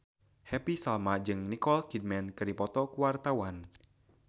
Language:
Sundanese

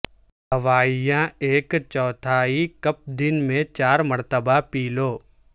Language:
Urdu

